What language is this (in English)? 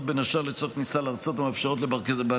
Hebrew